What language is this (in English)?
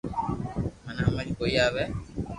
Loarki